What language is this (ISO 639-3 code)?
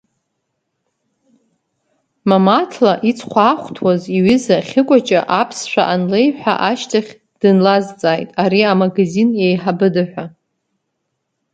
abk